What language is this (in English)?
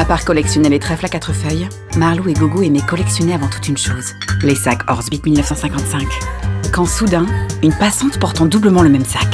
French